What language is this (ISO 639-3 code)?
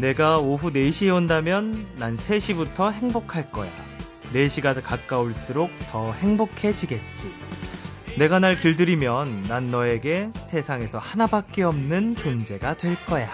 kor